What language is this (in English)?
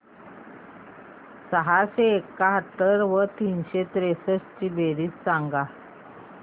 Marathi